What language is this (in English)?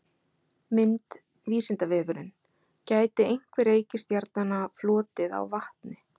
Icelandic